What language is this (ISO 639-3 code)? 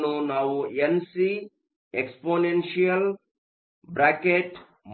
kan